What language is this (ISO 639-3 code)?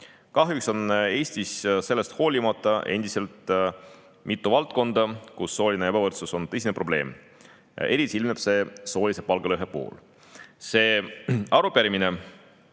est